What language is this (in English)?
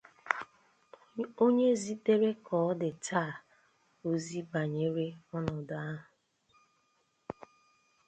Igbo